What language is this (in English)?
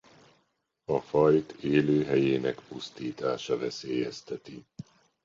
Hungarian